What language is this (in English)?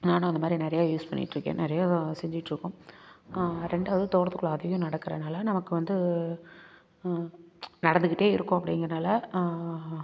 Tamil